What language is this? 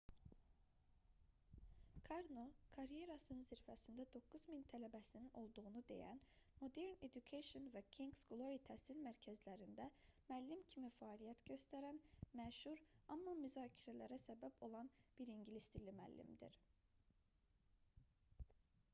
Azerbaijani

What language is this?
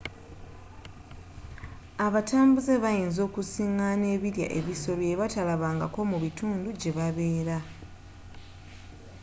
Ganda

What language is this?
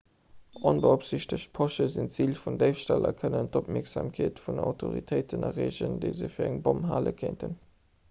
Luxembourgish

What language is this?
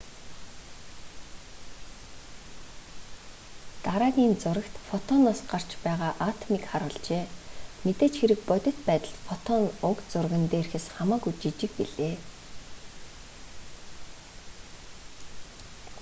Mongolian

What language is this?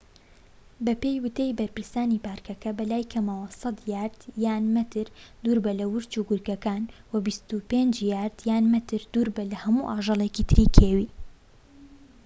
Central Kurdish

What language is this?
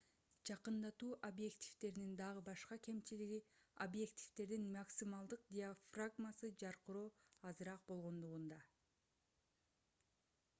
Kyrgyz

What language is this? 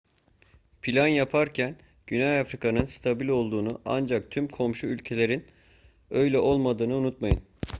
Turkish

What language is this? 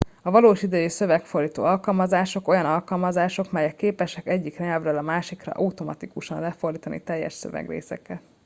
Hungarian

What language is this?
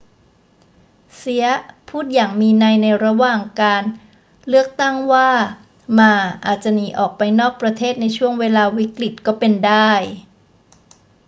Thai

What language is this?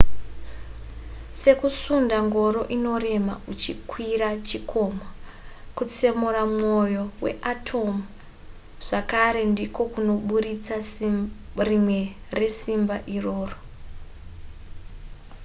Shona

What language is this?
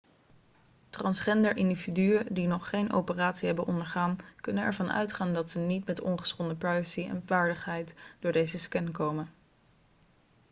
Dutch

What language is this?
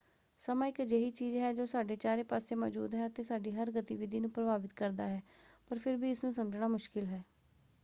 Punjabi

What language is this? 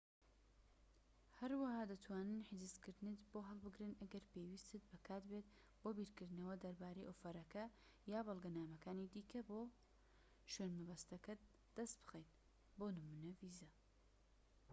Central Kurdish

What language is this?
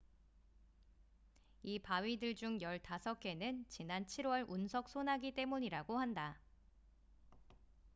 Korean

